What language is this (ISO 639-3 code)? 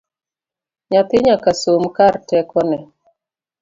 luo